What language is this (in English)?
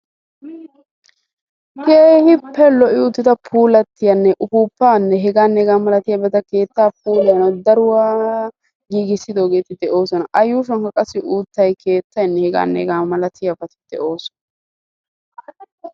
Wolaytta